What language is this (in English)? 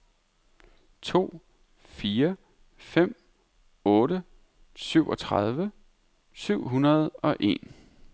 Danish